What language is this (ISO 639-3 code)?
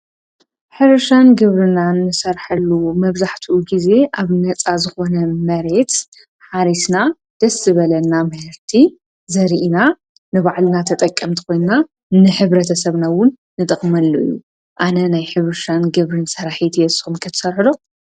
tir